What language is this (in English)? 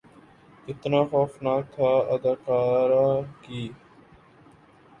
Urdu